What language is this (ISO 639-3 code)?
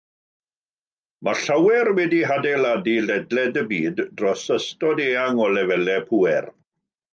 cym